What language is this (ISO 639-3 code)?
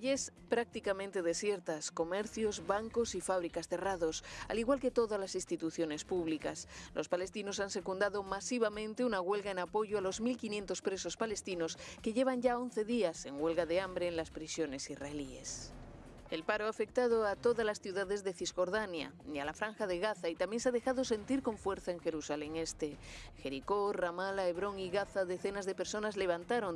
spa